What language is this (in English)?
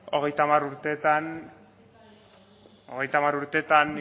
Basque